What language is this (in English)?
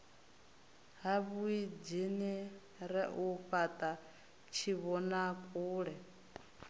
Venda